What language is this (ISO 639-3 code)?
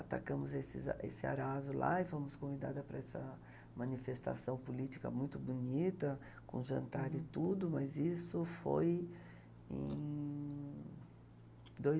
por